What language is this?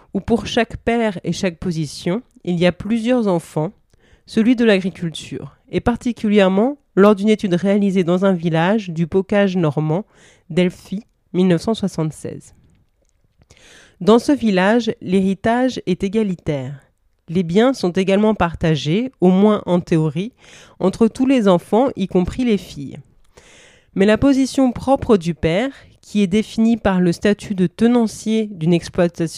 French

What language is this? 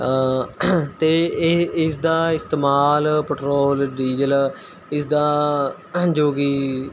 Punjabi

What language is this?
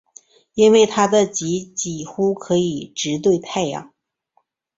Chinese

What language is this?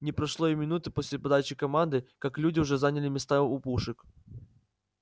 Russian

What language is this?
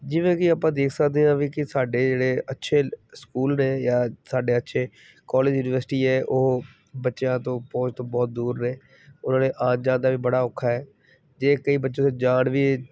Punjabi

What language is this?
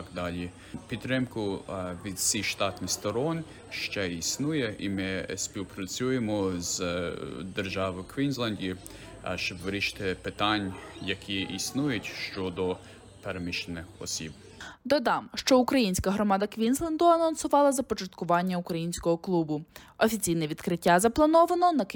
Ukrainian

